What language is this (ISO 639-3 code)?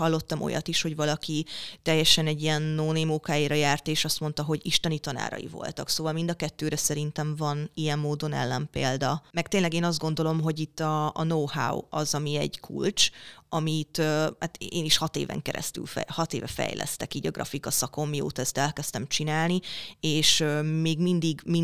hun